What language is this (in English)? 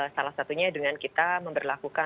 Indonesian